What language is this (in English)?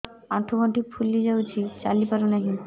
Odia